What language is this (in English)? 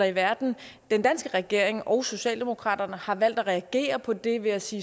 Danish